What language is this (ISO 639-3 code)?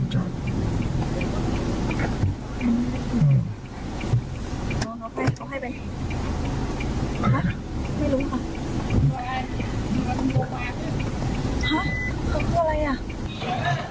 tha